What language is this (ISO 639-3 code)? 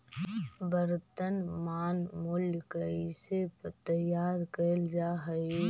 mag